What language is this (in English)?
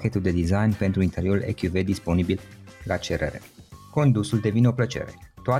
Romanian